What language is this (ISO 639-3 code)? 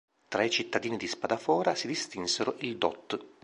ita